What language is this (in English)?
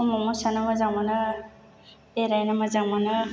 Bodo